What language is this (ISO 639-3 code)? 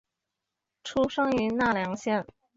zho